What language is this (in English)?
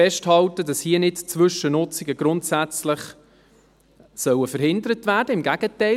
Swiss German